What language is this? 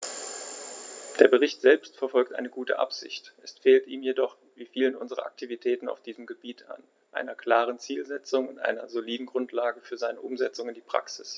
German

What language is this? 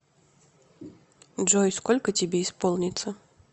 Russian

